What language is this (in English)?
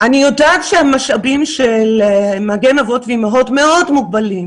Hebrew